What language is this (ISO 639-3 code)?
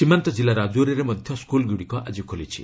ori